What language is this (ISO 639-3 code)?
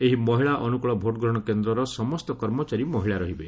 ori